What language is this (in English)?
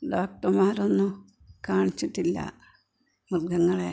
Malayalam